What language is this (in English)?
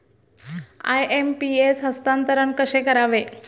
Marathi